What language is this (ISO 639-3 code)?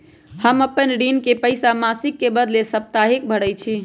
mag